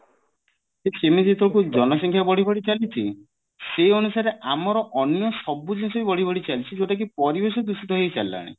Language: Odia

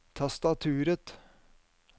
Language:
Norwegian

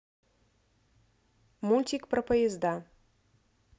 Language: Russian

